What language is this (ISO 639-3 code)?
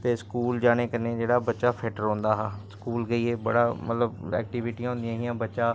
doi